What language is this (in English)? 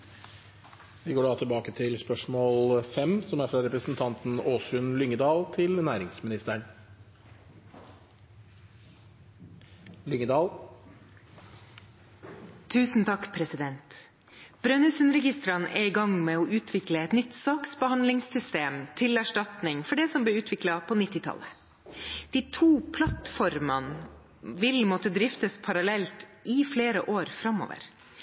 Norwegian Bokmål